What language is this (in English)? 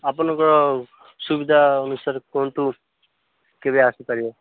Odia